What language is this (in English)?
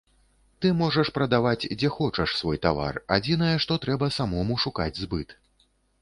Belarusian